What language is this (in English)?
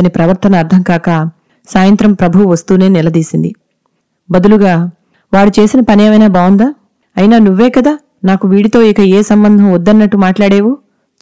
Telugu